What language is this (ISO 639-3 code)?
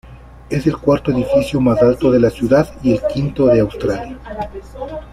spa